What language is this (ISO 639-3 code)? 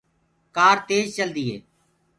ggg